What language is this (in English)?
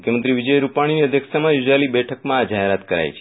Gujarati